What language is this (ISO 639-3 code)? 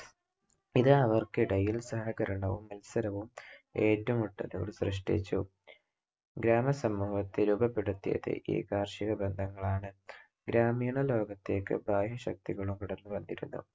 mal